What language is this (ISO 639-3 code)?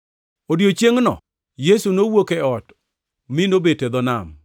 luo